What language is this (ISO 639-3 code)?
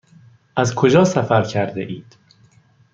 fas